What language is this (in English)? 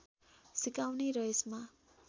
Nepali